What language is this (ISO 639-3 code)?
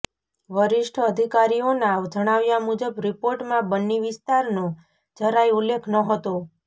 guj